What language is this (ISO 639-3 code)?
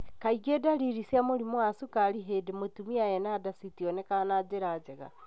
kik